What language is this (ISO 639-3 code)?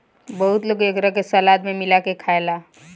bho